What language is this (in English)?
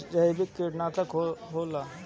Bhojpuri